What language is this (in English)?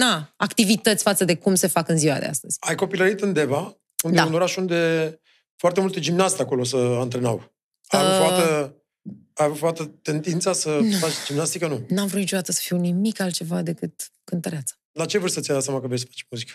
Romanian